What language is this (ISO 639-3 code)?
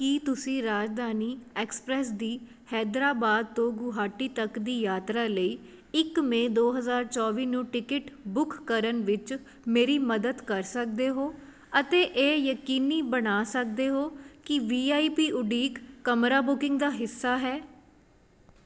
pan